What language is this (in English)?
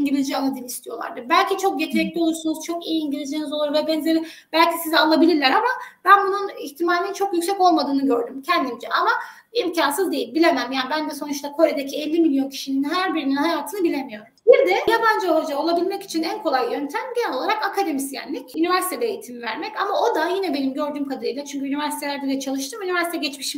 Turkish